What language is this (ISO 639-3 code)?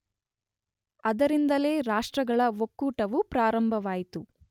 kan